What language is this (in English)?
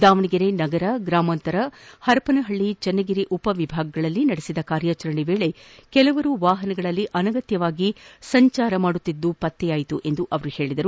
Kannada